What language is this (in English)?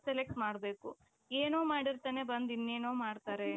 Kannada